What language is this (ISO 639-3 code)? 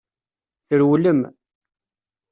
kab